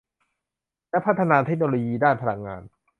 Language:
Thai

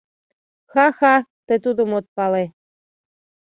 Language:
Mari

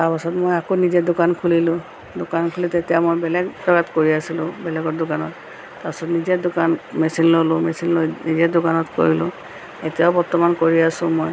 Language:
Assamese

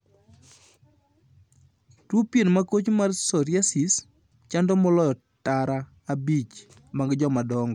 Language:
Luo (Kenya and Tanzania)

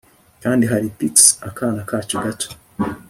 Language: Kinyarwanda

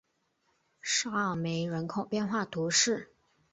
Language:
Chinese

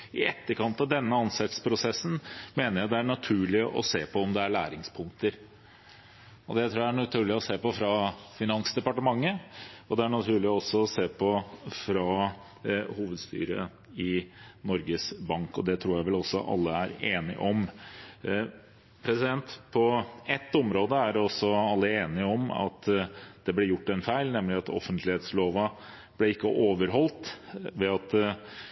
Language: Norwegian Bokmål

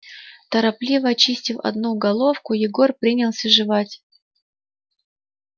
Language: Russian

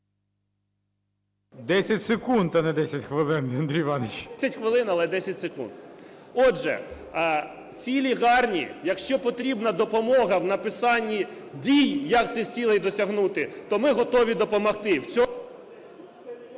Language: Ukrainian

